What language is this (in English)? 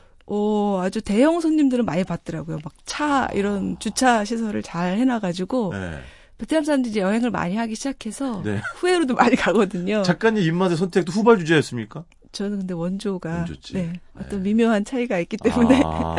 Korean